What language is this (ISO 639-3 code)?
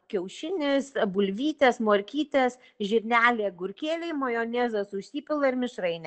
lit